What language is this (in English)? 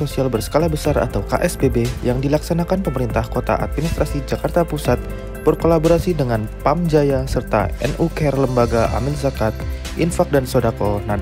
Indonesian